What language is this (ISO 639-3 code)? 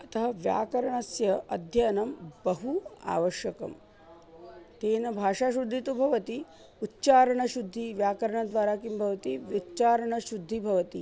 san